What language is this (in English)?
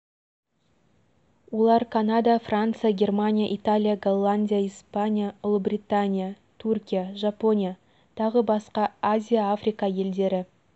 Kazakh